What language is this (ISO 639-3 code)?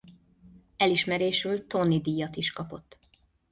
hun